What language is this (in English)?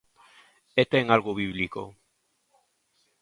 Galician